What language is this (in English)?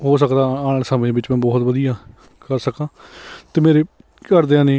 Punjabi